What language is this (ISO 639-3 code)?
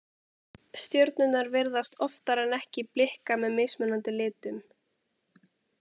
isl